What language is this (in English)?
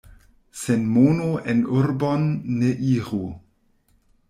Esperanto